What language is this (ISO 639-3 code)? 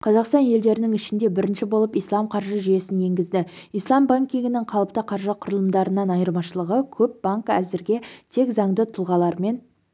kaz